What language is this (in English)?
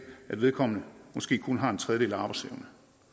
Danish